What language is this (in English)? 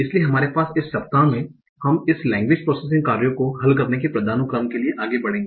Hindi